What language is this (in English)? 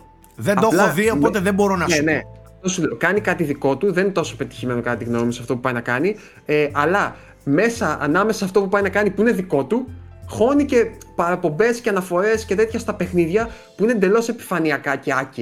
Greek